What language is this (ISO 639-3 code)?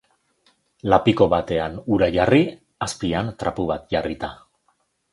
eus